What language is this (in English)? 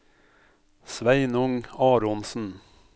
Norwegian